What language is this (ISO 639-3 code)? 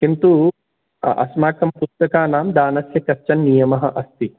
san